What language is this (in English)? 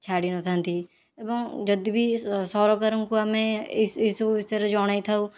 Odia